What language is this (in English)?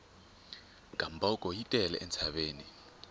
Tsonga